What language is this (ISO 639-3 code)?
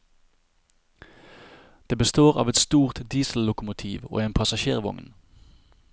nor